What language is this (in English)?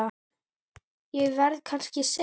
Icelandic